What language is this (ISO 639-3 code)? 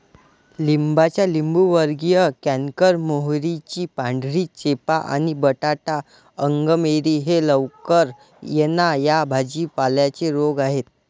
mar